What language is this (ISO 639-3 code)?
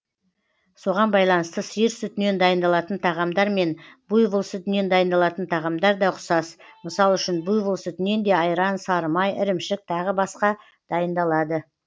kaz